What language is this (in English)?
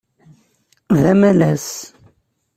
Kabyle